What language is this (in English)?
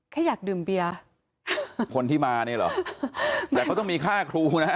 Thai